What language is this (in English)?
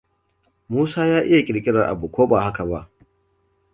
Hausa